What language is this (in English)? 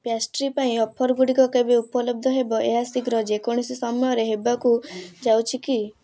Odia